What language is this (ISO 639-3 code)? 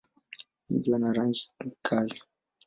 swa